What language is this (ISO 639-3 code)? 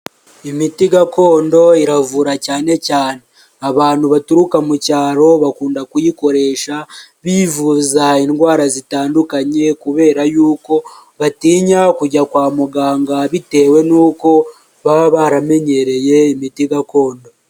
kin